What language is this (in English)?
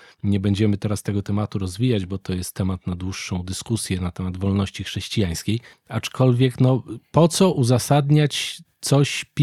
Polish